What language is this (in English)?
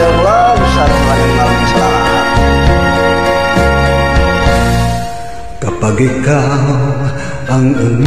Arabic